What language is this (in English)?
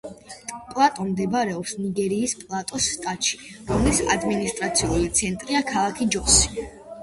Georgian